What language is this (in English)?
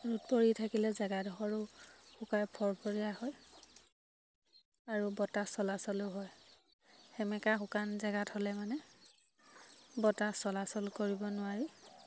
Assamese